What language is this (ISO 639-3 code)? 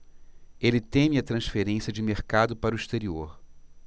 por